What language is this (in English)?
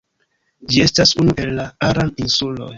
Esperanto